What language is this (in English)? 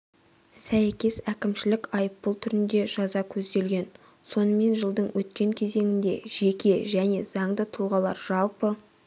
Kazakh